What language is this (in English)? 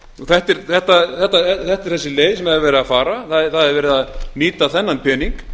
Icelandic